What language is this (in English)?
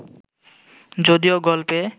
Bangla